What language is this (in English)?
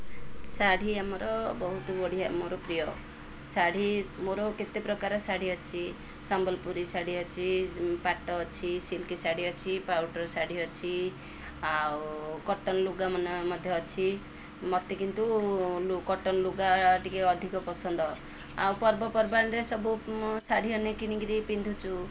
Odia